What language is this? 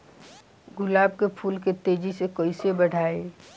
Bhojpuri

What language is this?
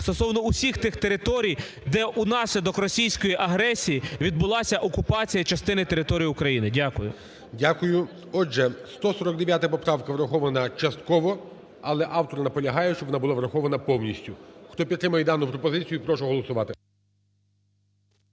Ukrainian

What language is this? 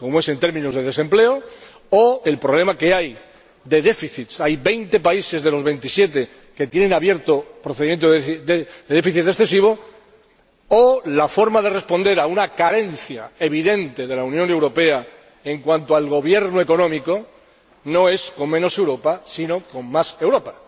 Spanish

